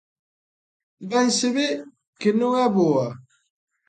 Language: Galician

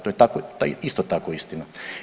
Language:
Croatian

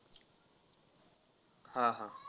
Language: Marathi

